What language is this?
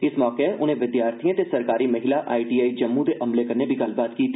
Dogri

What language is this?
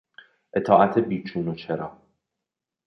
Persian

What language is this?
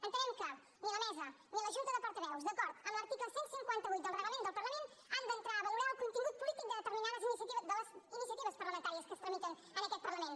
Catalan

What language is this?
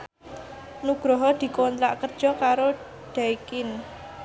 Javanese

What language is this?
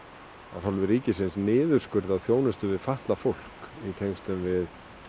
Icelandic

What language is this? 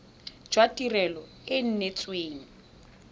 Tswana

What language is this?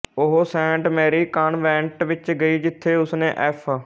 Punjabi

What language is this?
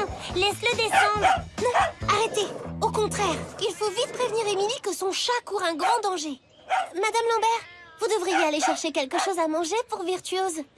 French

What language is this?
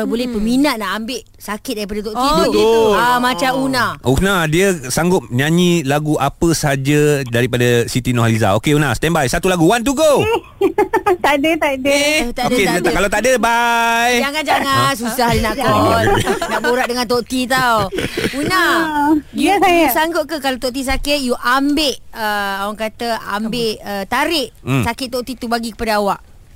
Malay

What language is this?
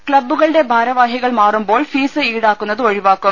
Malayalam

